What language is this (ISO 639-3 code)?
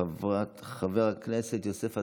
heb